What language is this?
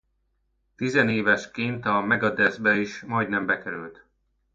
Hungarian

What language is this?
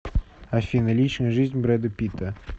Russian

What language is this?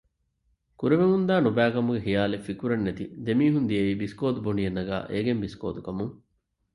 Divehi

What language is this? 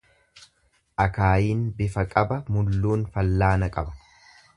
Oromo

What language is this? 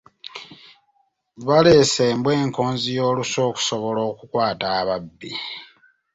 Ganda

